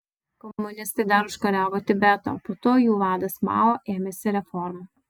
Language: Lithuanian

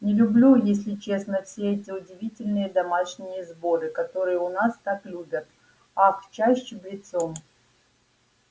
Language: Russian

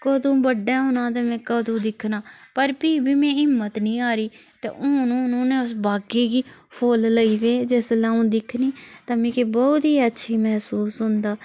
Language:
Dogri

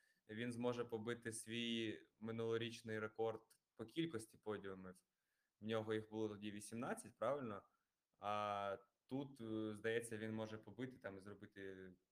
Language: Ukrainian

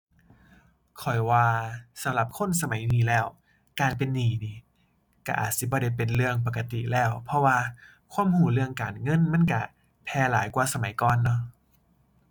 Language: Thai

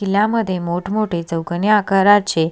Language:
Marathi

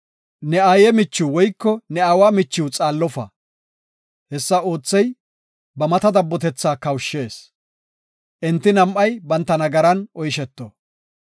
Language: Gofa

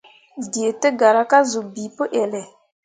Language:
Mundang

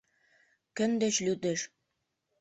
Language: Mari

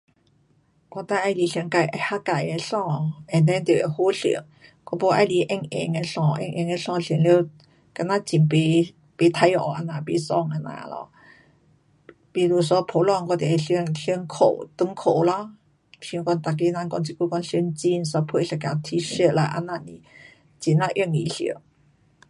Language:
Pu-Xian Chinese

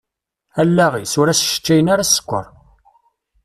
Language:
Kabyle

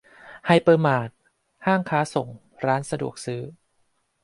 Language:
Thai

